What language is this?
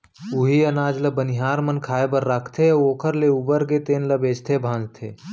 Chhattisgarhi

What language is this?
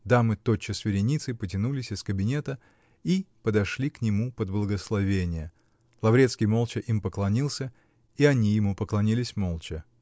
Russian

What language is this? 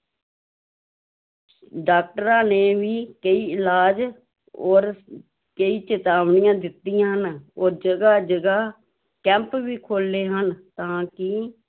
Punjabi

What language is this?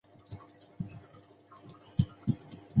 Chinese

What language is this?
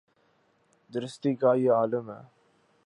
Urdu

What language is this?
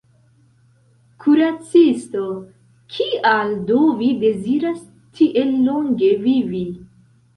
Esperanto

